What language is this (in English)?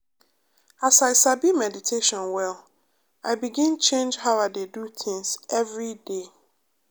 Nigerian Pidgin